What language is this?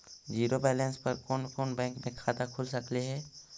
Magahi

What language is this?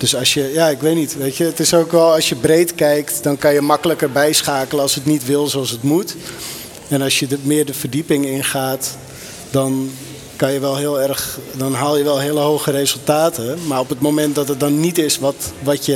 Dutch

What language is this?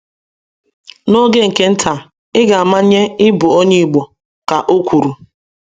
Igbo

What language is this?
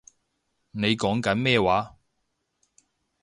Cantonese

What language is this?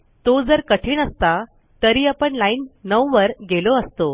Marathi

